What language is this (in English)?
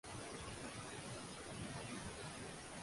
Uzbek